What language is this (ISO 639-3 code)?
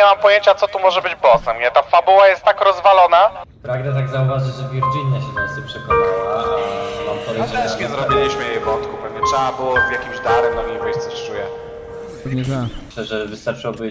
pol